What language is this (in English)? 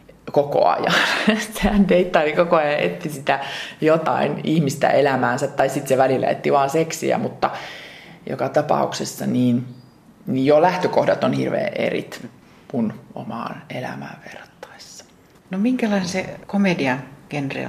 Finnish